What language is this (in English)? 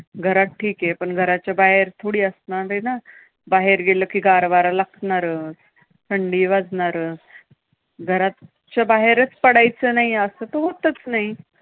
Marathi